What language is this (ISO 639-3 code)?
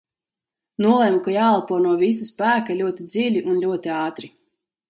lav